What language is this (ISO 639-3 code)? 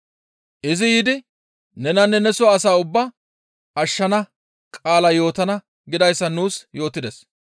gmv